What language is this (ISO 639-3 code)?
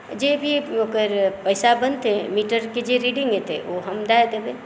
mai